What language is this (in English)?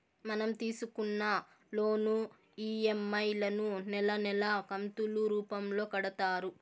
Telugu